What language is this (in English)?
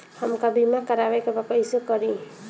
Bhojpuri